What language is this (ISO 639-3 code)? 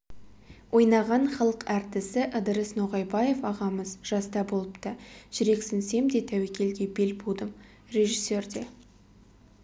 kaz